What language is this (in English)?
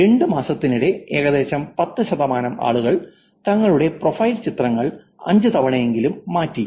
Malayalam